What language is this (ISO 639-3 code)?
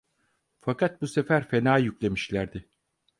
tur